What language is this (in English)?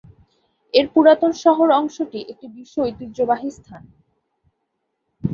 Bangla